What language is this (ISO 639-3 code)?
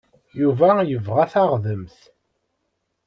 kab